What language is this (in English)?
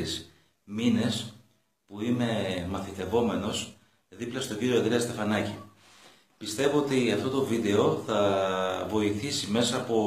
Greek